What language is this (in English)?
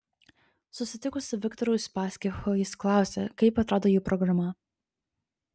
Lithuanian